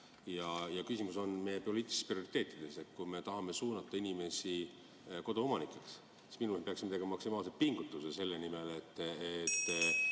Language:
Estonian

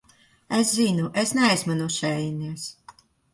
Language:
Latvian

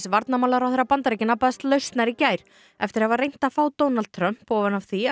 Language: Icelandic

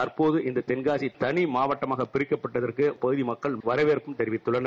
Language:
Tamil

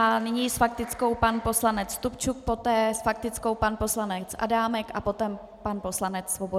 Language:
Czech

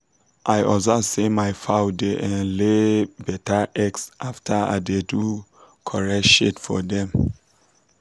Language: Nigerian Pidgin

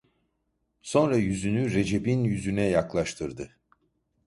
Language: Turkish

